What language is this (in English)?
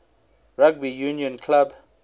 English